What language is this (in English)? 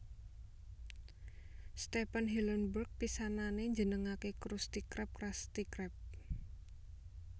Javanese